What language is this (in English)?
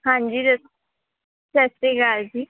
Punjabi